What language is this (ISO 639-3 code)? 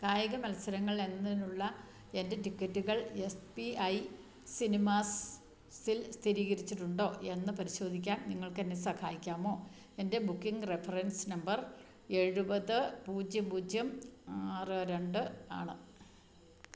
mal